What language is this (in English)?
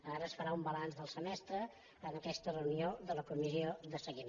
Catalan